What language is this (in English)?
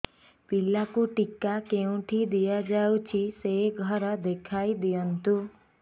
Odia